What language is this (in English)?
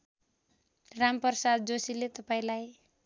Nepali